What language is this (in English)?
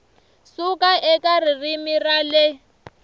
Tsonga